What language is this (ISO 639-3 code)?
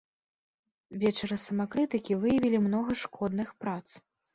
bel